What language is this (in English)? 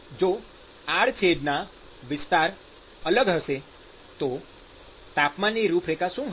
Gujarati